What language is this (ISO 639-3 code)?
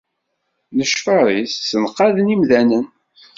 kab